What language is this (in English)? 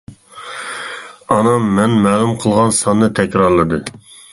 Uyghur